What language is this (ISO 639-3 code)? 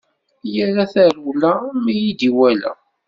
kab